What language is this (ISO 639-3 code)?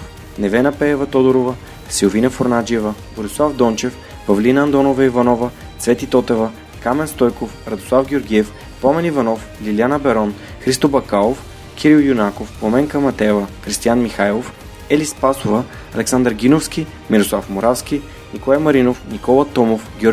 bul